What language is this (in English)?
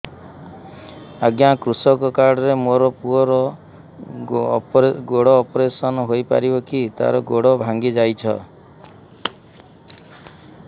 Odia